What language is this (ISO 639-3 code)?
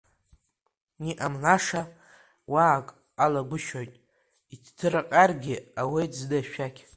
abk